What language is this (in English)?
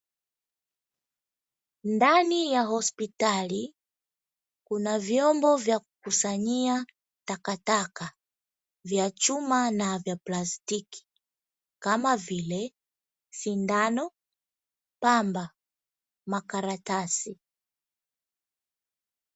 Swahili